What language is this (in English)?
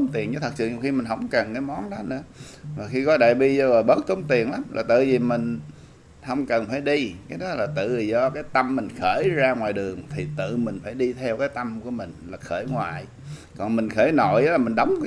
Vietnamese